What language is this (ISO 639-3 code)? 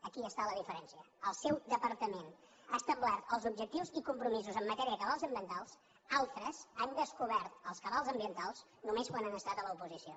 cat